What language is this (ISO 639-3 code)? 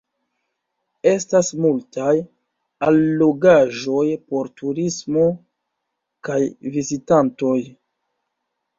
epo